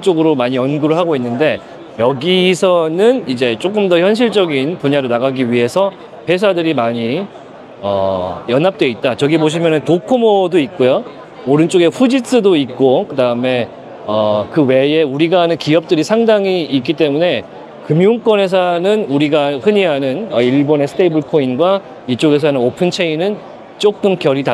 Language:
Korean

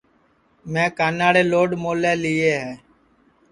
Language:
Sansi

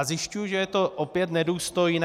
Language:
Czech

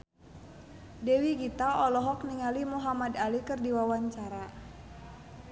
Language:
Sundanese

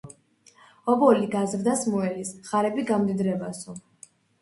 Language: Georgian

